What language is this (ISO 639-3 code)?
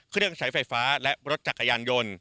tha